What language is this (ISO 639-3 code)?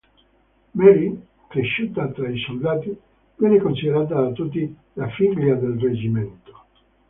ita